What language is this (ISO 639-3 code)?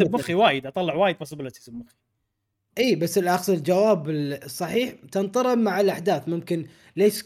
ara